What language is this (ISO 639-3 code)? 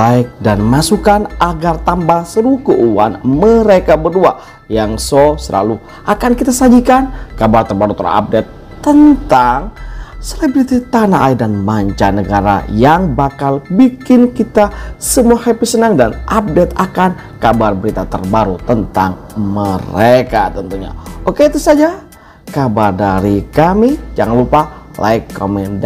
ind